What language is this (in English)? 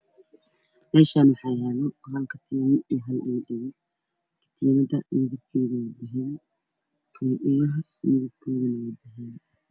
Somali